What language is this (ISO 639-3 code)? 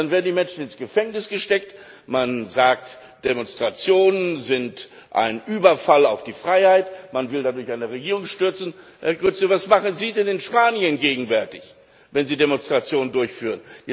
deu